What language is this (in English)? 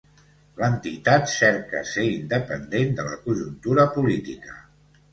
Catalan